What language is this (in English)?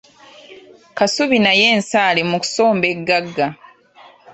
Ganda